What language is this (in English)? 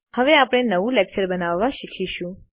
Gujarati